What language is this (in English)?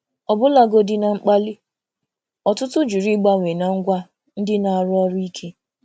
Igbo